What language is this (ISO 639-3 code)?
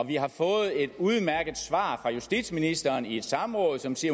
dan